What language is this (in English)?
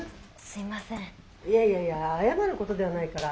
Japanese